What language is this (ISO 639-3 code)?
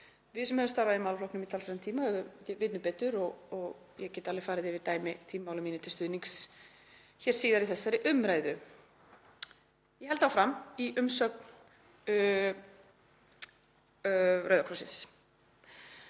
isl